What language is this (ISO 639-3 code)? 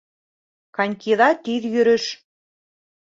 bak